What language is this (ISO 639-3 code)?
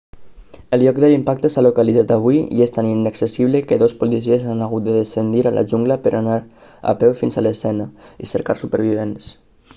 cat